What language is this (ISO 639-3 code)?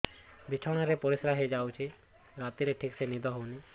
ori